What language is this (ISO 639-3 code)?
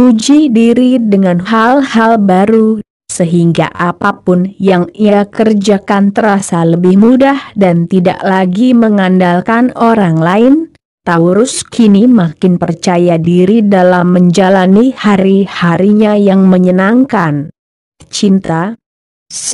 ind